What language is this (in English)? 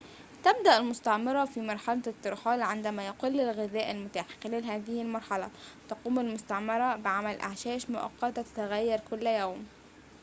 Arabic